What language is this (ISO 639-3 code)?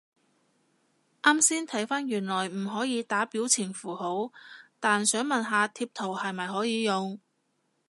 yue